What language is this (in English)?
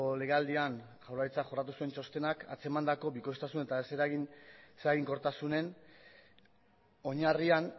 Basque